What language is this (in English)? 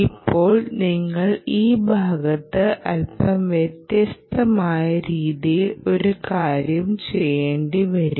Malayalam